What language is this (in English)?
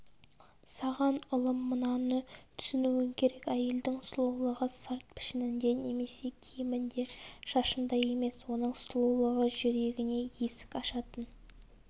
Kazakh